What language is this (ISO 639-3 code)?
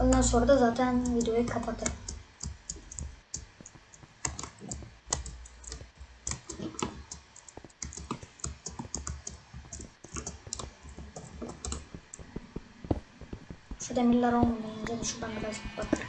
tur